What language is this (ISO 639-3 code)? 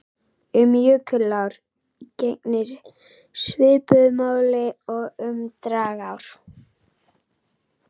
isl